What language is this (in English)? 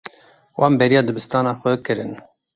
Kurdish